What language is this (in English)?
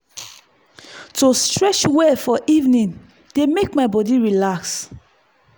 Nigerian Pidgin